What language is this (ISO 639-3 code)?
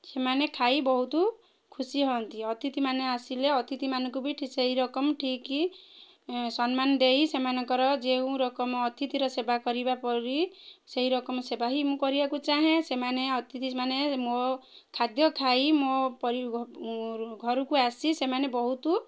ori